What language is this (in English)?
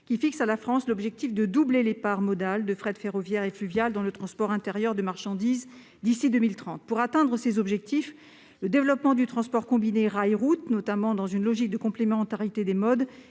French